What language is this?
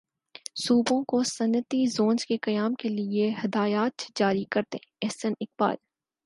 Urdu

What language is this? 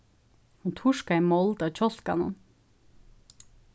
Faroese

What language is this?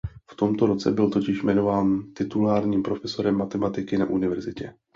Czech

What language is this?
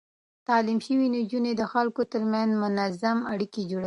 Pashto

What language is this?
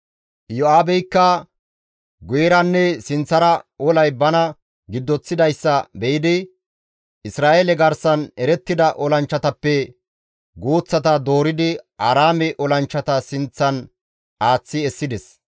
Gamo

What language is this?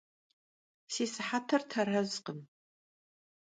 Kabardian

